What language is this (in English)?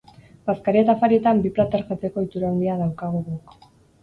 Basque